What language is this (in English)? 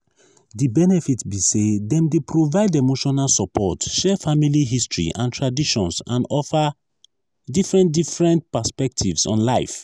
Nigerian Pidgin